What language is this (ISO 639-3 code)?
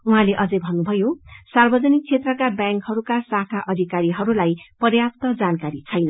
nep